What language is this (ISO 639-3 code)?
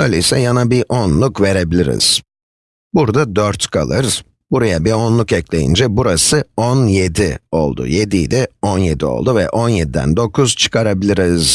tur